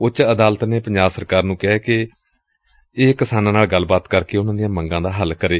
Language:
Punjabi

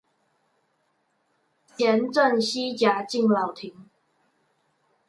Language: Chinese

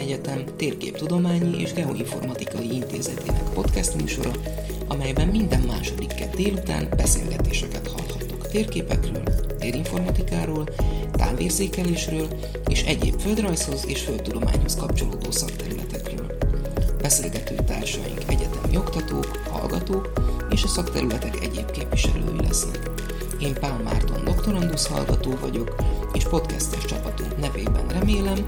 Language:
Hungarian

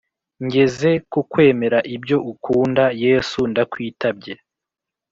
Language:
Kinyarwanda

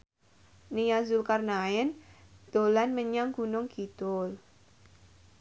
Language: Javanese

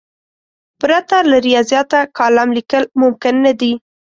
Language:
Pashto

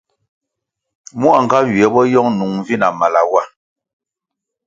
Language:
Kwasio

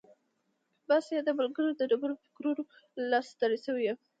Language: Pashto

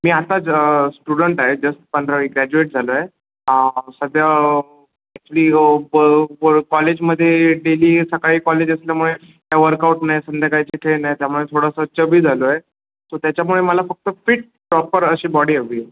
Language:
Marathi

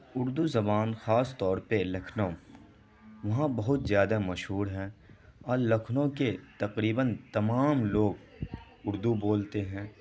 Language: Urdu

